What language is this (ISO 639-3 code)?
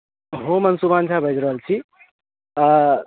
mai